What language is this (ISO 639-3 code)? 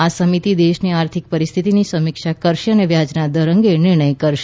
guj